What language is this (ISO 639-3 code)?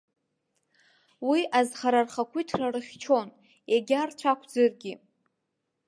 abk